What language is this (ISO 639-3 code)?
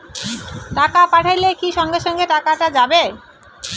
ben